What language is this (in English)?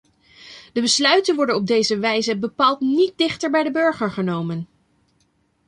Dutch